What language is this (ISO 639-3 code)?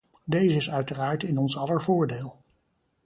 nld